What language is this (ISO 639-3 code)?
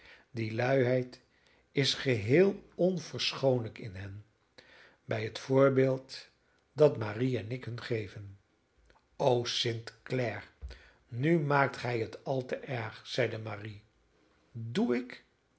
nld